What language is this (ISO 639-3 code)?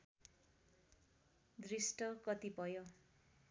nep